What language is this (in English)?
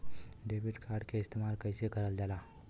Bhojpuri